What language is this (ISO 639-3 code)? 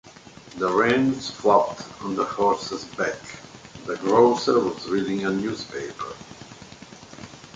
eng